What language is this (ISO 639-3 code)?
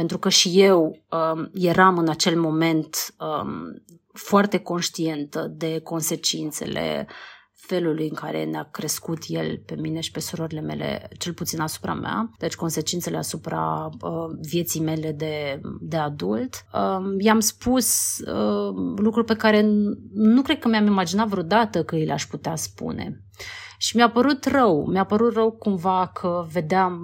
ron